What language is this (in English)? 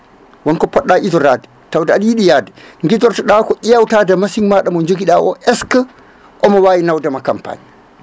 Fula